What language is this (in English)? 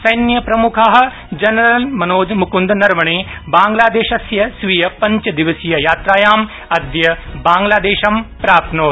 Sanskrit